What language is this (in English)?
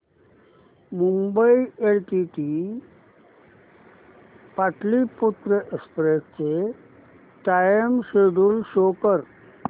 Marathi